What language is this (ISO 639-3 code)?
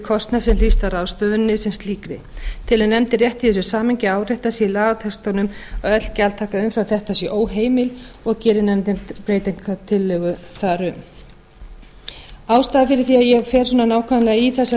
isl